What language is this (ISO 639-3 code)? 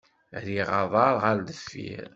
kab